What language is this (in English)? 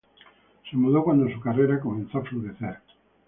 Spanish